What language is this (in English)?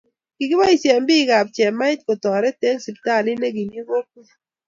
Kalenjin